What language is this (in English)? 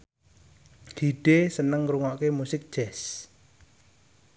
Javanese